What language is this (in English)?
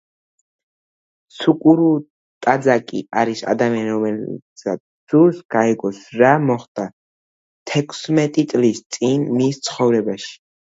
Georgian